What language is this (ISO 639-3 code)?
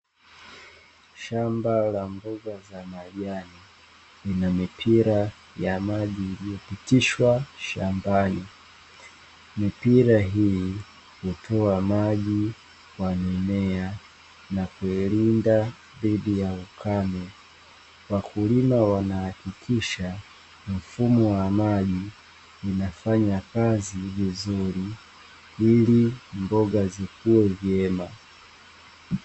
swa